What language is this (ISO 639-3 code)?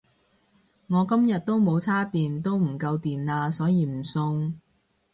yue